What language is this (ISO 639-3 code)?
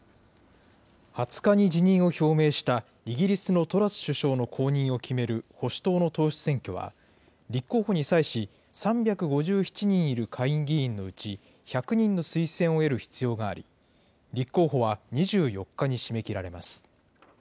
jpn